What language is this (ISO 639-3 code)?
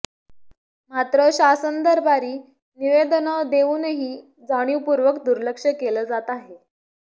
mar